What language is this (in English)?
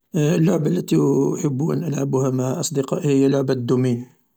Algerian Arabic